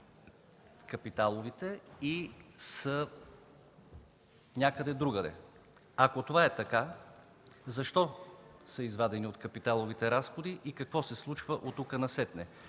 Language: Bulgarian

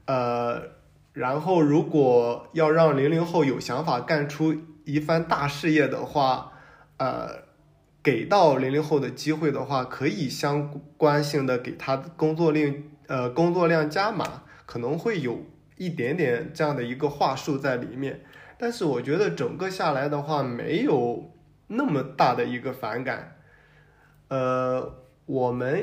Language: Chinese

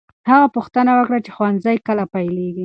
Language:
Pashto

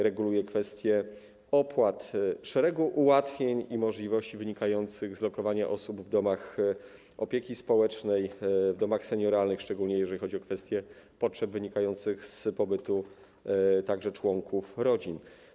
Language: Polish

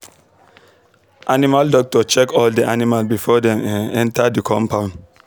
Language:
Nigerian Pidgin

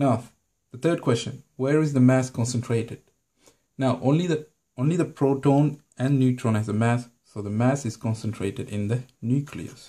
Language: English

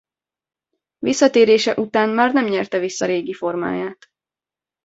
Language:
Hungarian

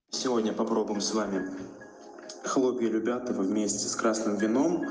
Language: Russian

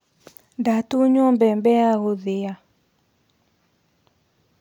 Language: Kikuyu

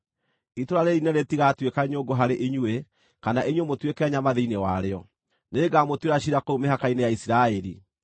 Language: Kikuyu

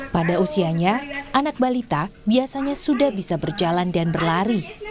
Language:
Indonesian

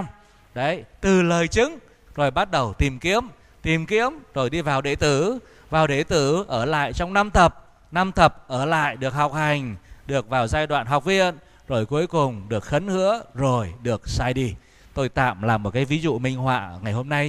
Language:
Vietnamese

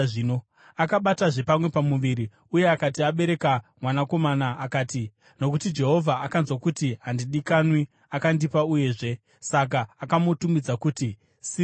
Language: Shona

